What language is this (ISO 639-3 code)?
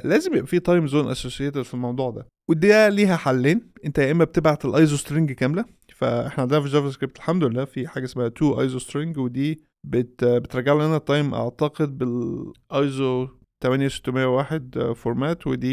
ara